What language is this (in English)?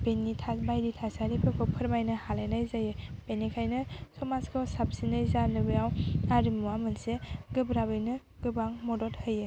Bodo